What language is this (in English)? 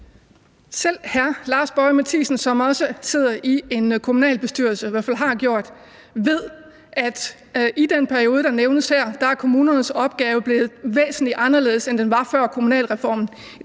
Danish